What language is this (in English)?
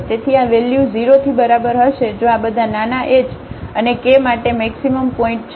Gujarati